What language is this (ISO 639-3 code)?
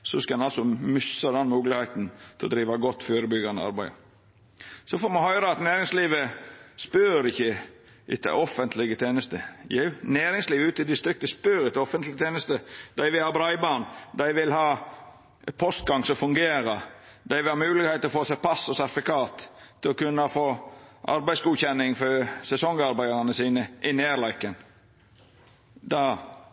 nno